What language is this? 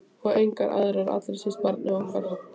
Icelandic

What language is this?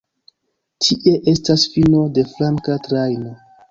Esperanto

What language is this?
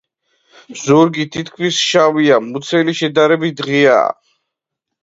Georgian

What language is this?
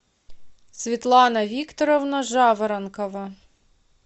Russian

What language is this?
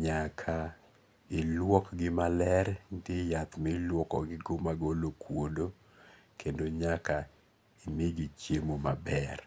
Luo (Kenya and Tanzania)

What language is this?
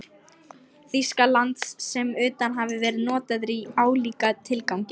Icelandic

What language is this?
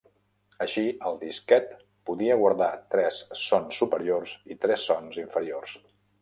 Catalan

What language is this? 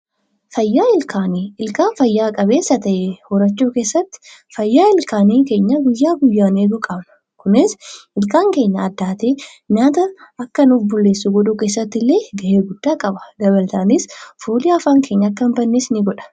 Oromo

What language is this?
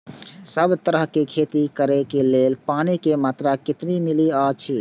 Maithili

